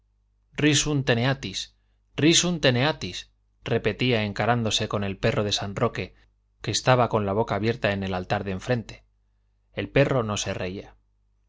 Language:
Spanish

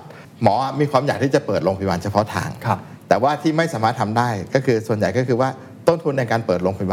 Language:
Thai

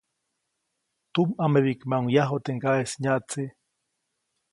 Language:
Copainalá Zoque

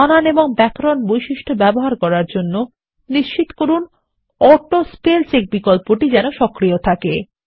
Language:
Bangla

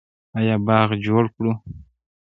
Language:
Pashto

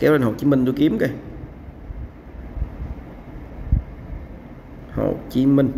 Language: Vietnamese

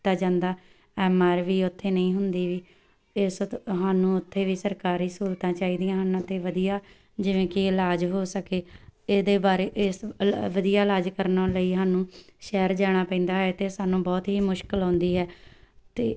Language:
Punjabi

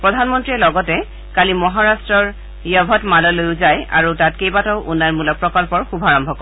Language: Assamese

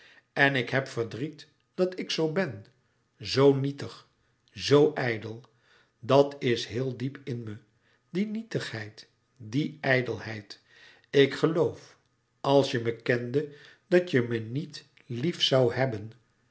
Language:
Dutch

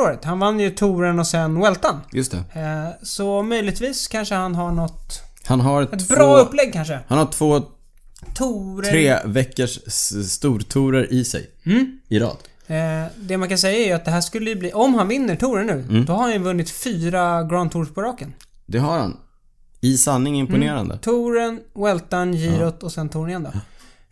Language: Swedish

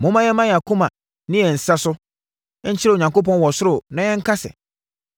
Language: Akan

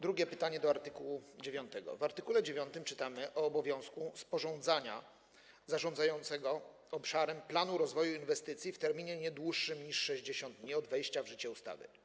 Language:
Polish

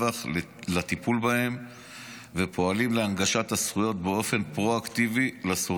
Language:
Hebrew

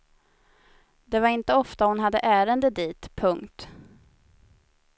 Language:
Swedish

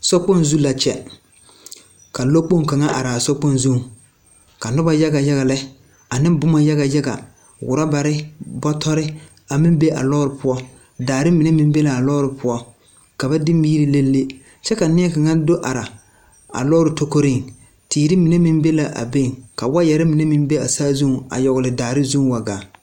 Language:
Southern Dagaare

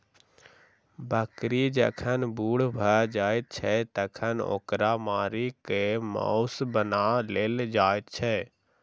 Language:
Maithili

